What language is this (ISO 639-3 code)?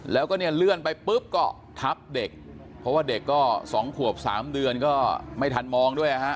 tha